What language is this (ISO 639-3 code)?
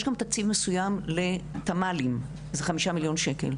heb